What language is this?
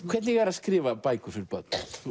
Icelandic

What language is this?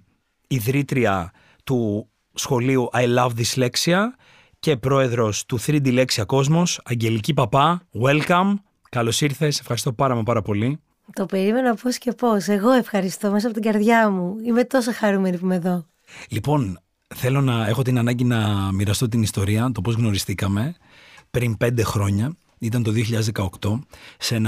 Greek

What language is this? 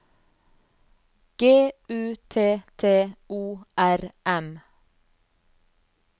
Norwegian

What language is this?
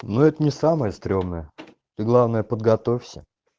Russian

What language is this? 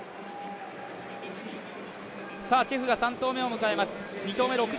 Japanese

